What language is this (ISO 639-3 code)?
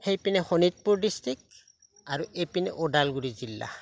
asm